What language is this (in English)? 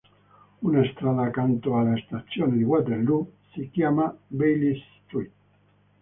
Italian